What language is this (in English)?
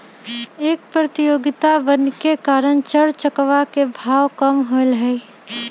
Magahi